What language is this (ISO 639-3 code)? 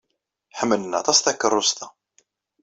kab